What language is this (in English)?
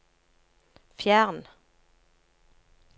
Norwegian